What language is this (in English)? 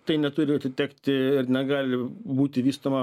Lithuanian